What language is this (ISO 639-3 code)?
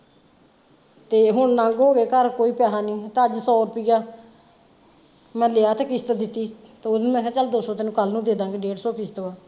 pan